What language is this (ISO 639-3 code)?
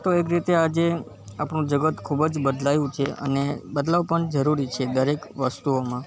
guj